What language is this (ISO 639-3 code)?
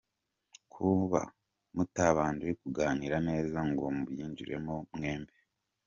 kin